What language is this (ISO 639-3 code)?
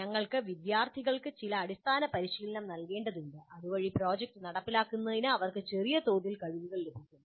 mal